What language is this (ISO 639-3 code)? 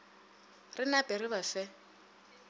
nso